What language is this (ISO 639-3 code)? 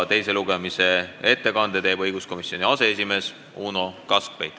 est